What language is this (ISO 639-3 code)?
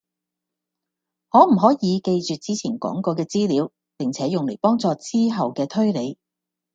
yue